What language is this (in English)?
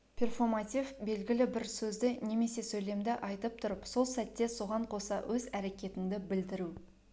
Kazakh